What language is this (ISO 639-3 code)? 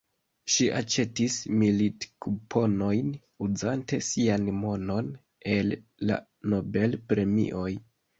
epo